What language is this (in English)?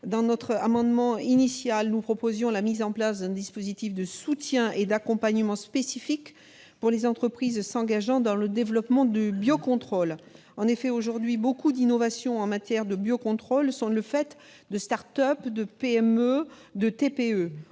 French